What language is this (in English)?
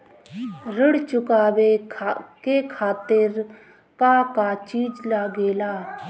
Bhojpuri